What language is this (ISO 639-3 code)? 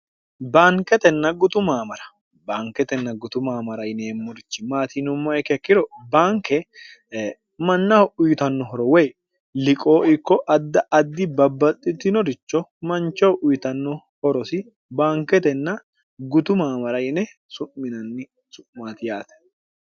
sid